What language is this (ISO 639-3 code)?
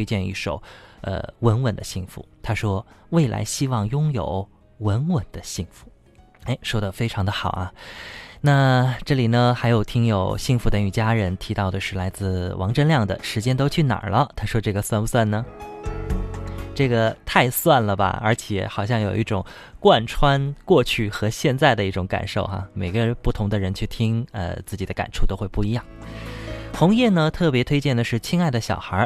zho